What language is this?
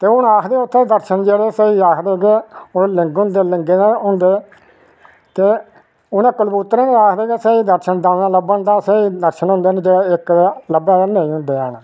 Dogri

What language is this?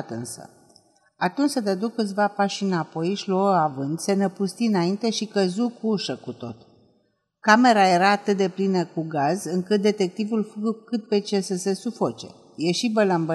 Romanian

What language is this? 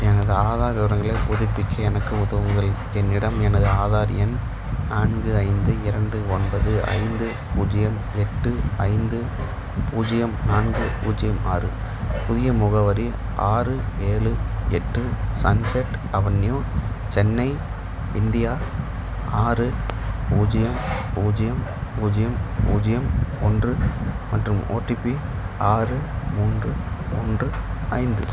Tamil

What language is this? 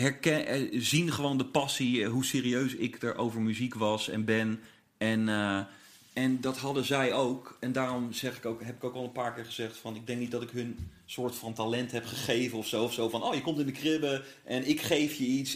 Dutch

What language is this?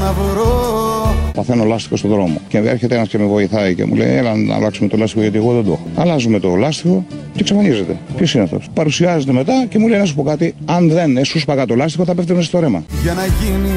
Greek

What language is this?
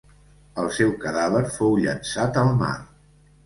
Catalan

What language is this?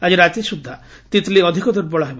Odia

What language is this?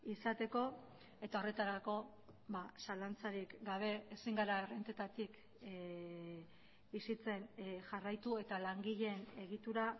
Basque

